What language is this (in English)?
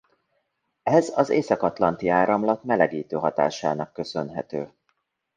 Hungarian